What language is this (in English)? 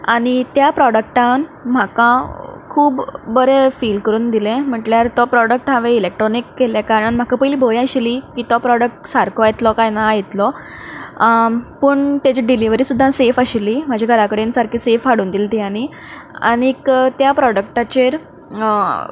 Konkani